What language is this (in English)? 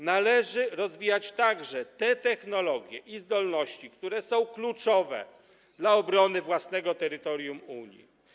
Polish